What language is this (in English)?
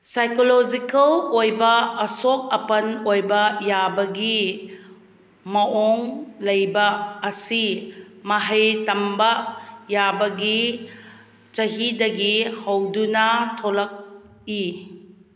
Manipuri